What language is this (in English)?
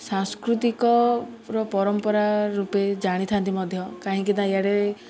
Odia